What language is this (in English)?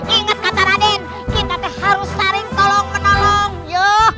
Indonesian